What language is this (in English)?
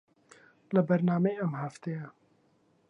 Central Kurdish